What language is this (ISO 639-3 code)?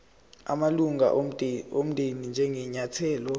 zul